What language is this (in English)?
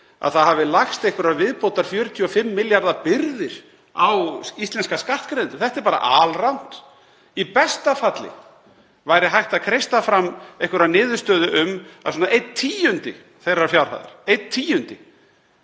Icelandic